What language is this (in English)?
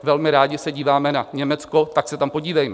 Czech